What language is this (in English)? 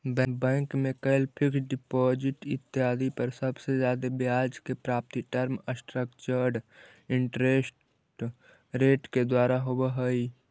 Magahi